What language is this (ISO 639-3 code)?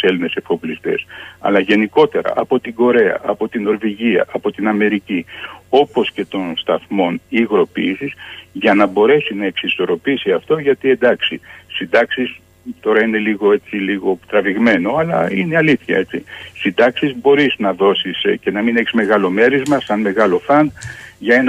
ell